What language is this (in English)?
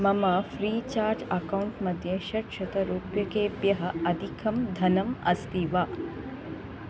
Sanskrit